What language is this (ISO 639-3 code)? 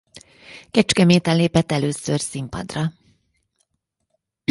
hun